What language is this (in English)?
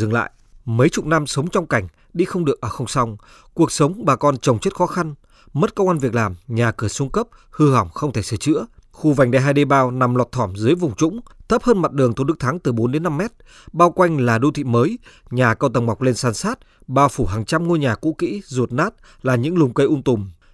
Vietnamese